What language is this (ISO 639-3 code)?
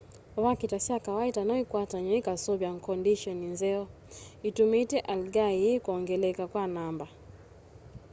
kam